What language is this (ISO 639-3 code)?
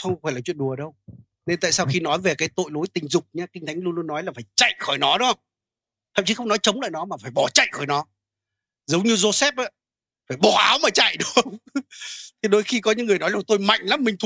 vie